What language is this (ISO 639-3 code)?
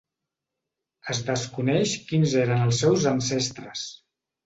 cat